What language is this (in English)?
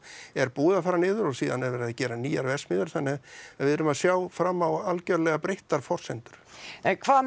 Icelandic